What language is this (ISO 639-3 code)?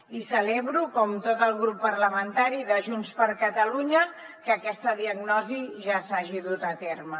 cat